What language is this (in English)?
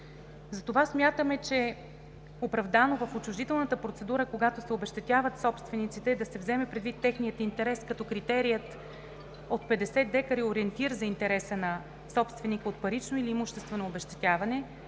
Bulgarian